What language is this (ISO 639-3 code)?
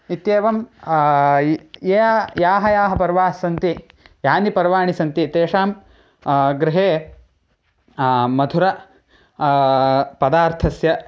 san